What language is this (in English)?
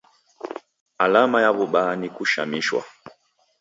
Taita